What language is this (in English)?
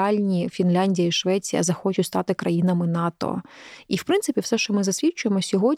Ukrainian